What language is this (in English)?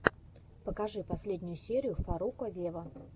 Russian